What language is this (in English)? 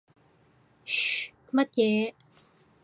Cantonese